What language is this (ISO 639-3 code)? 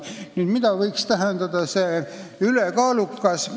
est